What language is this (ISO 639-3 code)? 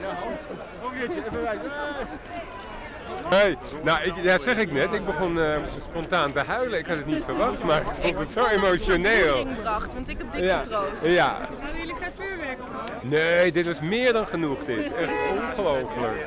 nld